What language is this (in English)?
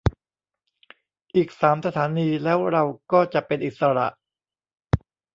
Thai